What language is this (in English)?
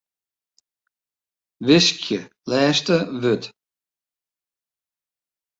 Western Frisian